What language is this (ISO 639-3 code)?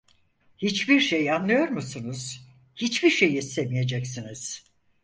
tur